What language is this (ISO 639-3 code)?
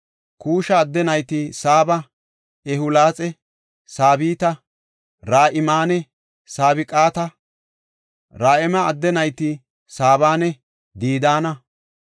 gof